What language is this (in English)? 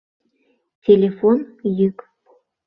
Mari